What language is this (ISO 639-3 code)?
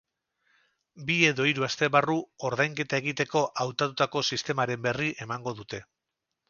eus